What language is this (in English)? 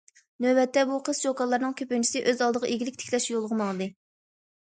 Uyghur